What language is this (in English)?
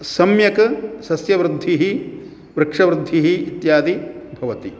Sanskrit